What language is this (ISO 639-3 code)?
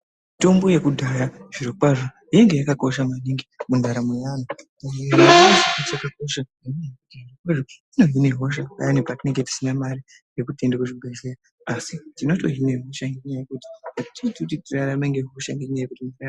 ndc